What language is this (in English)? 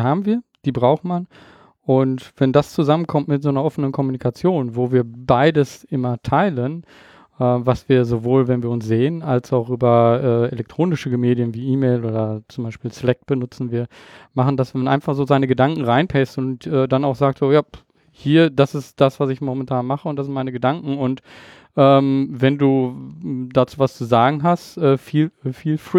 German